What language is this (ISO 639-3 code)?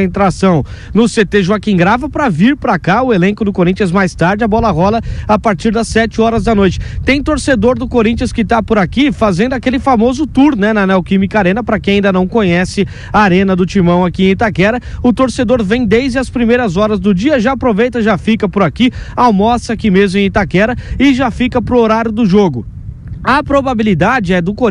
por